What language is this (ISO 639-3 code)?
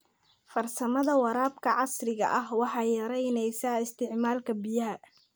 som